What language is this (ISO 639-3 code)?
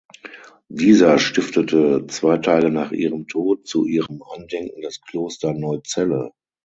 deu